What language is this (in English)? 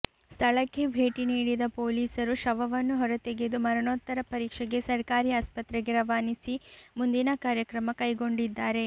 Kannada